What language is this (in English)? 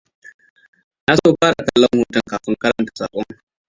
Hausa